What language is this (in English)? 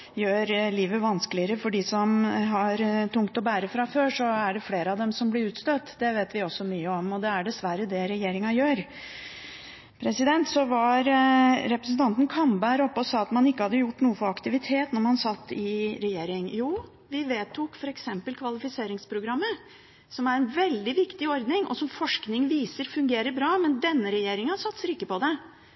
Norwegian Bokmål